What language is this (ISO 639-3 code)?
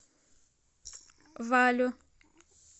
rus